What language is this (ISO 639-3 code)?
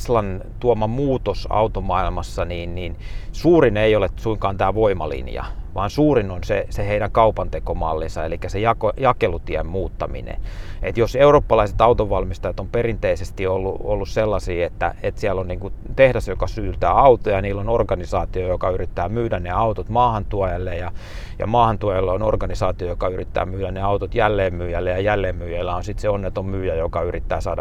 fin